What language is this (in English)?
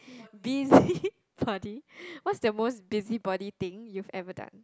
English